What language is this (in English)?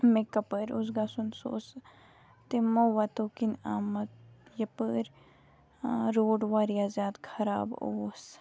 Kashmiri